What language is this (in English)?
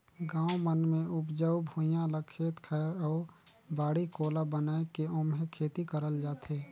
Chhattisgarhi